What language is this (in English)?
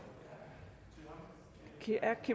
Danish